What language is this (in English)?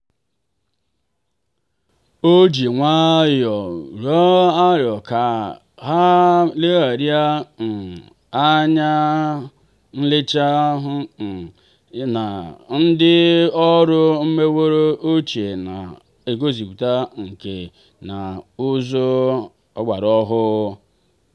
Igbo